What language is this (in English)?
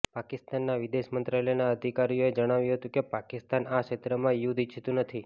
Gujarati